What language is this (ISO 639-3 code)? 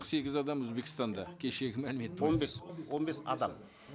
kaz